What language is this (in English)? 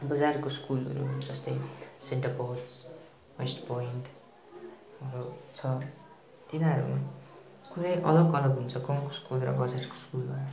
Nepali